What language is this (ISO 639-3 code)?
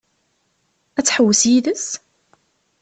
kab